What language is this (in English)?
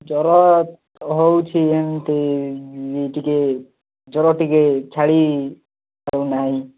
Odia